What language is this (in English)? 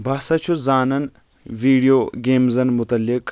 Kashmiri